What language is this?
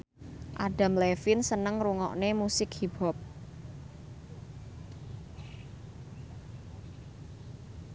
Javanese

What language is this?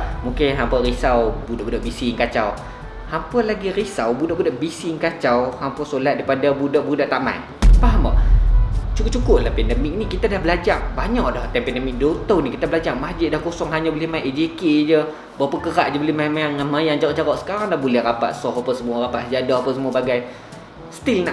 Malay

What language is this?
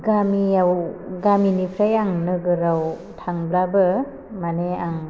Bodo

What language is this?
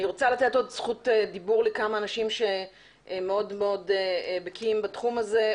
Hebrew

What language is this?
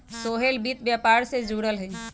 Magahi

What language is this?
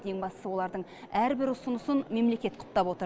Kazakh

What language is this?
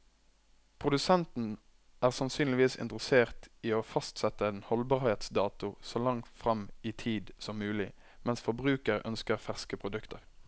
Norwegian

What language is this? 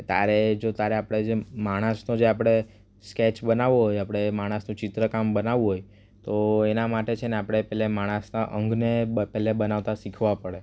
Gujarati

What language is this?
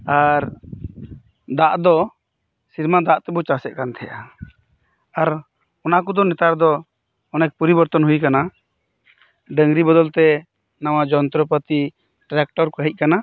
Santali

